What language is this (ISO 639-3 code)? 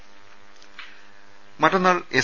mal